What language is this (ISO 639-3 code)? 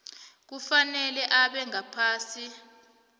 nbl